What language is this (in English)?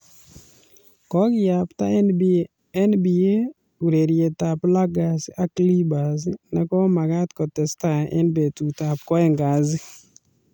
Kalenjin